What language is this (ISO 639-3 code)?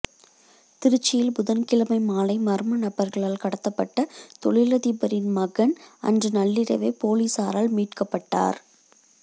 tam